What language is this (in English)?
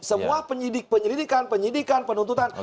Indonesian